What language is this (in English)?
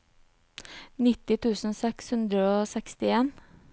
Norwegian